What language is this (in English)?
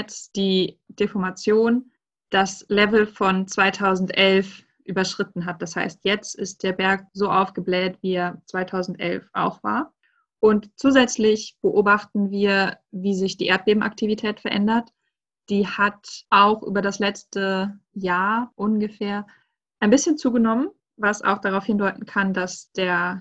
German